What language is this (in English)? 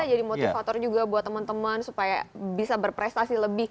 Indonesian